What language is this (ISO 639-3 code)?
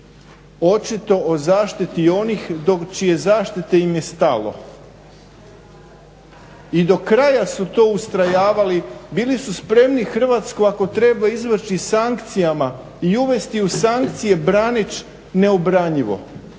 hrv